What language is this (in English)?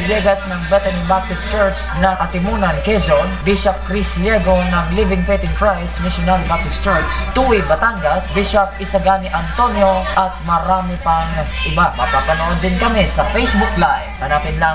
Filipino